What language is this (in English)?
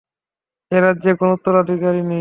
Bangla